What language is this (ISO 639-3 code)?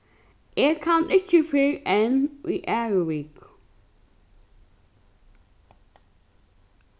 fao